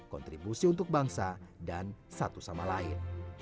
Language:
Indonesian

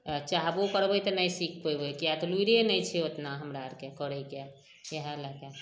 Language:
Maithili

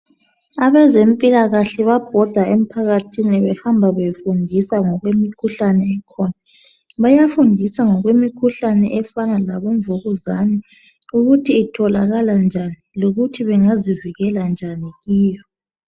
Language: North Ndebele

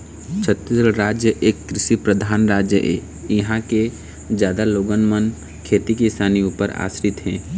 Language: Chhattisgarhi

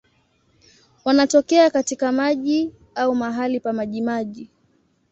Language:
Swahili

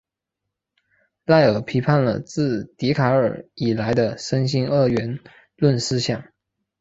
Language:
Chinese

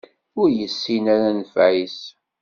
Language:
Kabyle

